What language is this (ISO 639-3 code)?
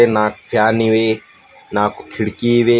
kan